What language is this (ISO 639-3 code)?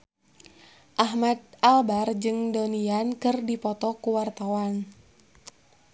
sun